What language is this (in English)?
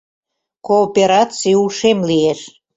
Mari